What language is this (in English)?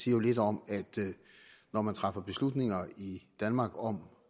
Danish